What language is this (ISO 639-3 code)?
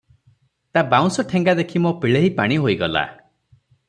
ori